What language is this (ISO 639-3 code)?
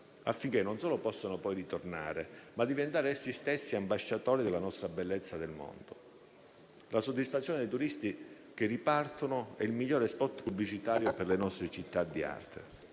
ita